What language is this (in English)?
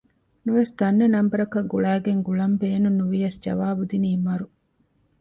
Divehi